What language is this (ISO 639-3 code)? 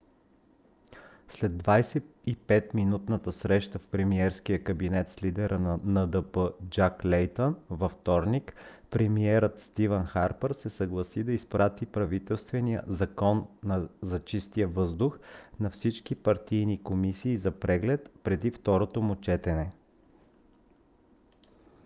bul